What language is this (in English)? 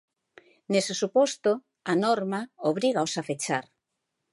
Galician